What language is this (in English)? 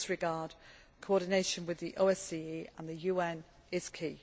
English